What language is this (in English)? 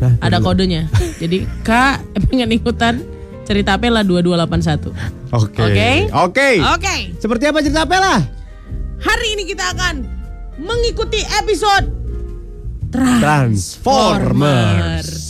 Indonesian